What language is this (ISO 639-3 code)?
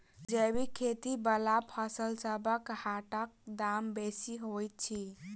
mai